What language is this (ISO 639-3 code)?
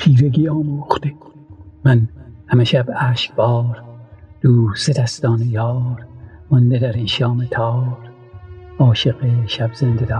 fas